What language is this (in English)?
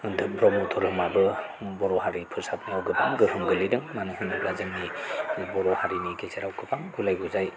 Bodo